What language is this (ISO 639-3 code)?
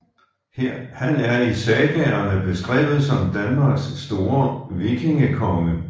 dan